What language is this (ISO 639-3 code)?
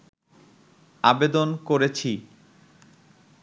ben